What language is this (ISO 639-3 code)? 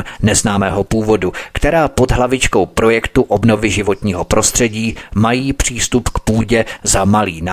ces